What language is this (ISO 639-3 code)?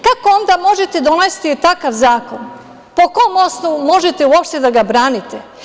srp